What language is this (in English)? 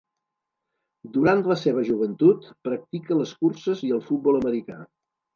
Catalan